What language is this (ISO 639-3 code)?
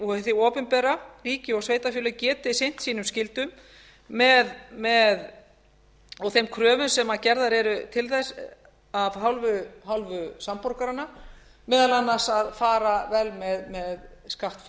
isl